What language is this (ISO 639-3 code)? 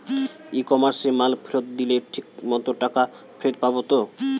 ben